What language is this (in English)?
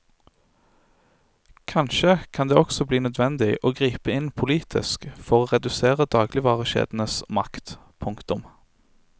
Norwegian